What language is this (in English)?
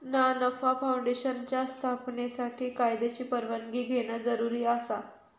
Marathi